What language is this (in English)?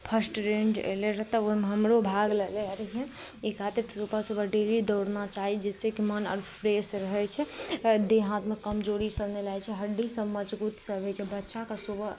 Maithili